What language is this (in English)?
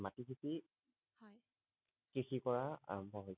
Assamese